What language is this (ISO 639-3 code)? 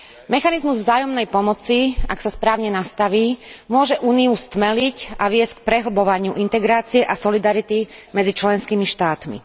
slk